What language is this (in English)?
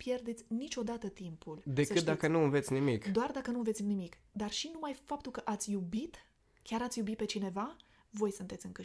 Romanian